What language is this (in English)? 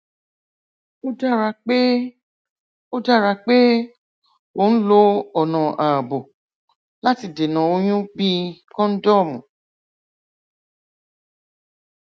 Yoruba